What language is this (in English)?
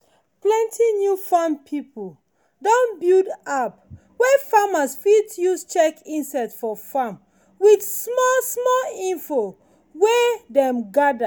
Nigerian Pidgin